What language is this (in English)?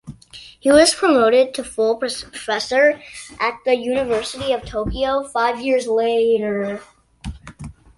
English